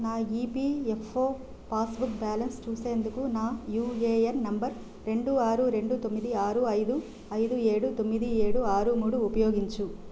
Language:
Telugu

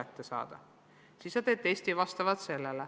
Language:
Estonian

